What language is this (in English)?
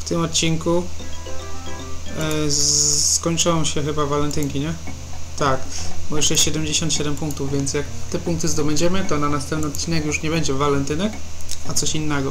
Polish